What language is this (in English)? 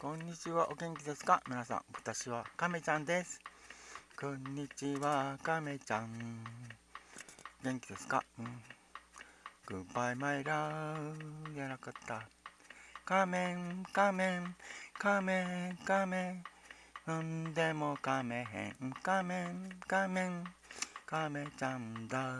Japanese